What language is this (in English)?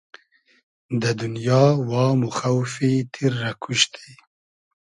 Hazaragi